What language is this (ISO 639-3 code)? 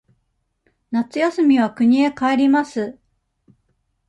jpn